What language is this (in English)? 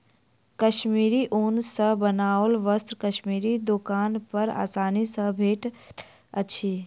Maithili